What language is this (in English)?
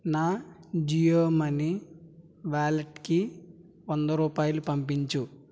Telugu